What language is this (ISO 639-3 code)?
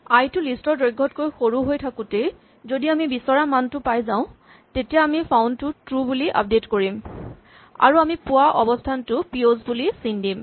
asm